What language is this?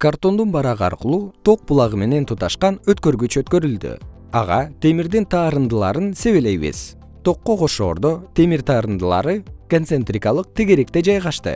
Kyrgyz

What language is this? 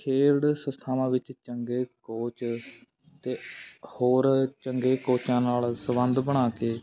Punjabi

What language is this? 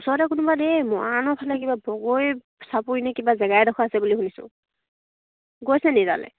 Assamese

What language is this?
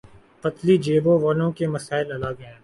Urdu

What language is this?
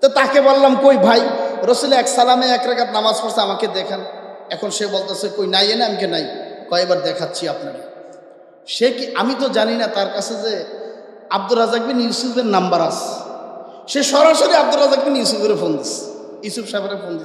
Indonesian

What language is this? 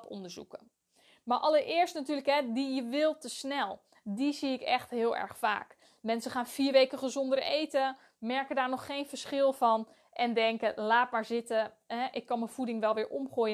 Dutch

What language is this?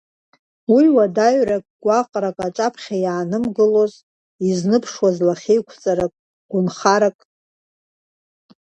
Abkhazian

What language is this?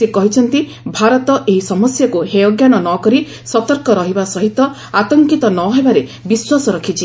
Odia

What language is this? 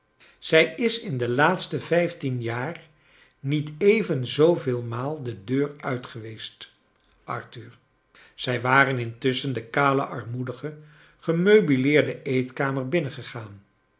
Dutch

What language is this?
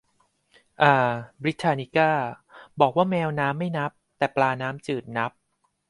Thai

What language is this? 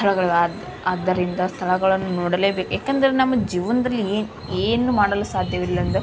Kannada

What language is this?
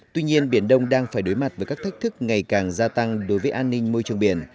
Vietnamese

